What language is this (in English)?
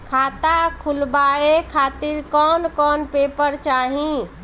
Bhojpuri